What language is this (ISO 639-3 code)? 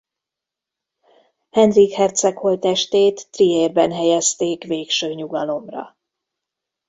hun